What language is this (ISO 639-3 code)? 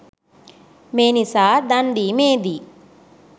sin